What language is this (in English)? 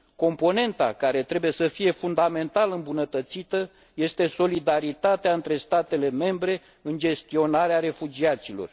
Romanian